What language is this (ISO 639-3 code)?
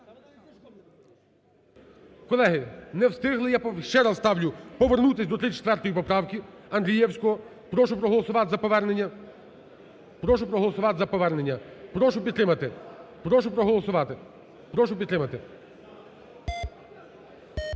ukr